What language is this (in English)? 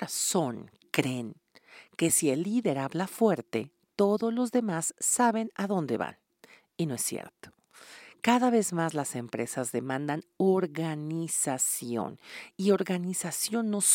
Spanish